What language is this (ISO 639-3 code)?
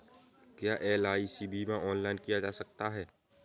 hin